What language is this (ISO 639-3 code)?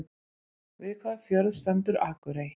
isl